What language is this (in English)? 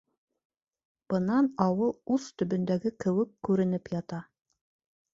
Bashkir